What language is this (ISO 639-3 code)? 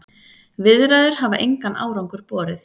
isl